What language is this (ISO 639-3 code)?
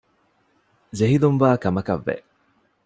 div